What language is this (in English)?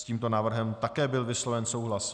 Czech